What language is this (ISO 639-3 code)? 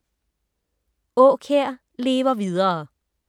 dan